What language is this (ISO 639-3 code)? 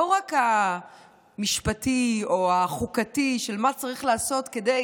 heb